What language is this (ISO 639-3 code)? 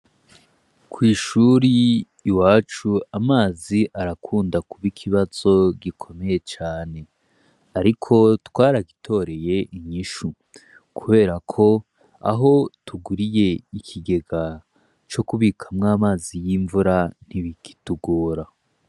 run